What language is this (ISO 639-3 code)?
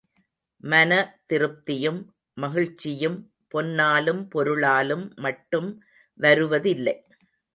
tam